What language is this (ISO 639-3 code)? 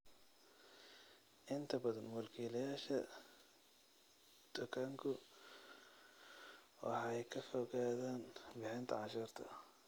som